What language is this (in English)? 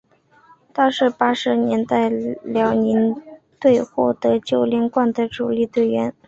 Chinese